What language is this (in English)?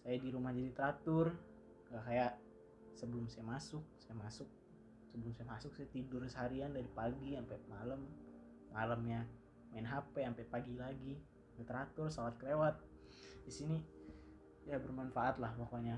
Indonesian